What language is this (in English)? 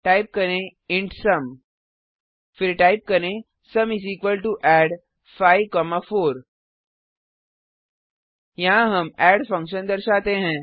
Hindi